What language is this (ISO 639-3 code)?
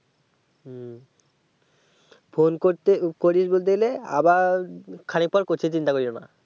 ben